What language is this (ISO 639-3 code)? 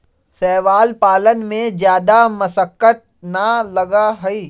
mag